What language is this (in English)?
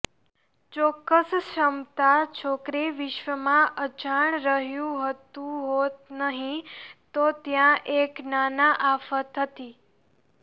Gujarati